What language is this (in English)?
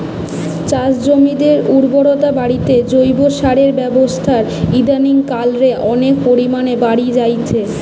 Bangla